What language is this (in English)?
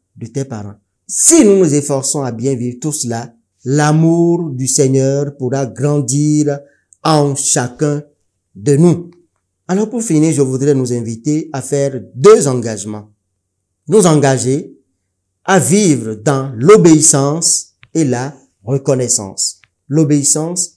French